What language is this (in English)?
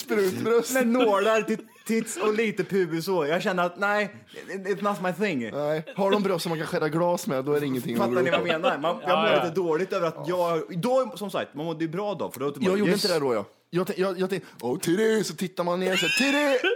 Swedish